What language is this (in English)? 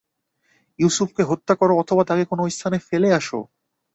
Bangla